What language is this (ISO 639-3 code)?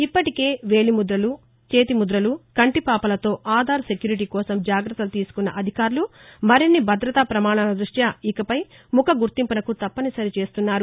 tel